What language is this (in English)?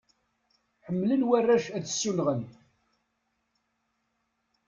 Kabyle